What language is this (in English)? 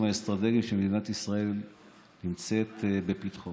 Hebrew